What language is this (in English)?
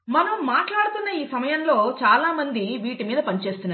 Telugu